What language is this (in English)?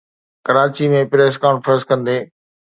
Sindhi